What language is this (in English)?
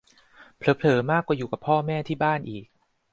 Thai